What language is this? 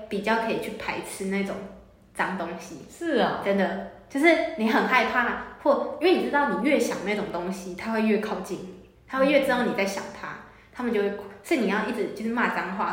Chinese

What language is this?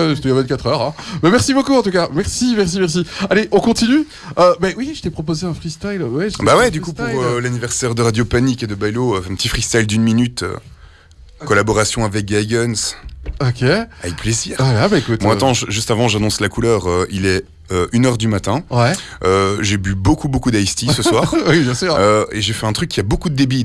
French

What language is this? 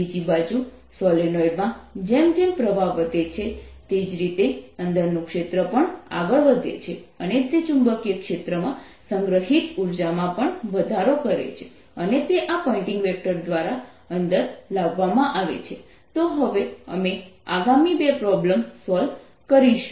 Gujarati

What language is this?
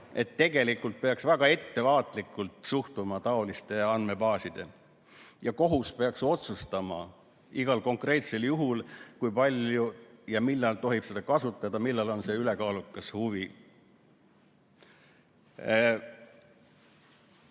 Estonian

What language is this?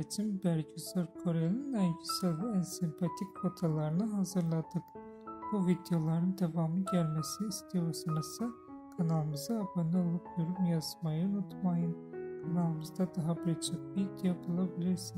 Turkish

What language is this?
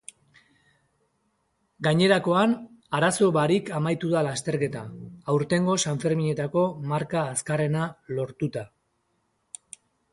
Basque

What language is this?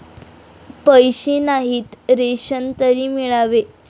Marathi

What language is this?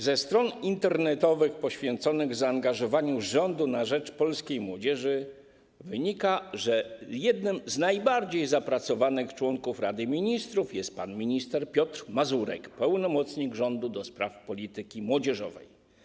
Polish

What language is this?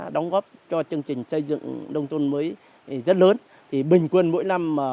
Vietnamese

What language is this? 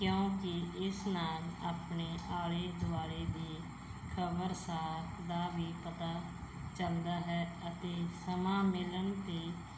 Punjabi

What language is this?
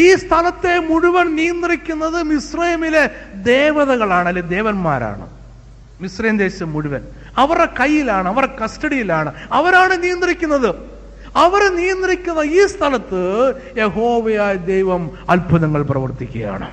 Malayalam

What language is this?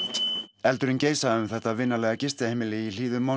Icelandic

